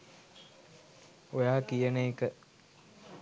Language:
Sinhala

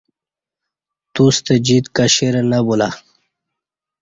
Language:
Kati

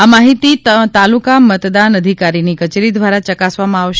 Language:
Gujarati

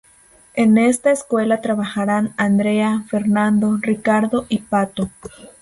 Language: Spanish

